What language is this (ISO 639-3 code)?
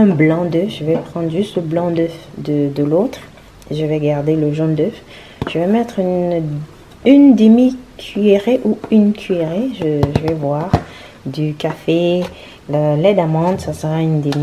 fra